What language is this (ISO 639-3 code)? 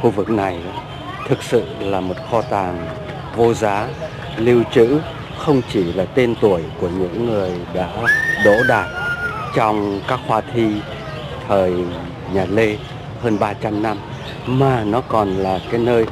vie